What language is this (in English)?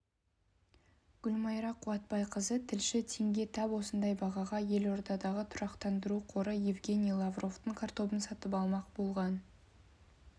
Kazakh